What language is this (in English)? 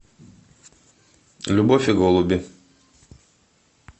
Russian